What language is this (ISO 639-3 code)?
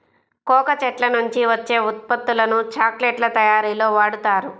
tel